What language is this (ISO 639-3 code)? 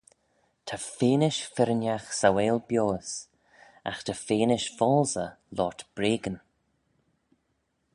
glv